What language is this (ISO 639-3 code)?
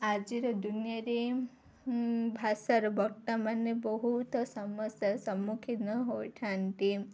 ori